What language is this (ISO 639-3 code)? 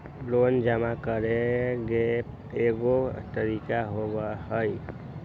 mag